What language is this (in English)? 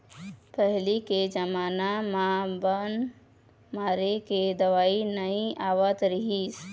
Chhattisgarhi